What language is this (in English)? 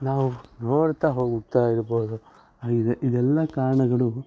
Kannada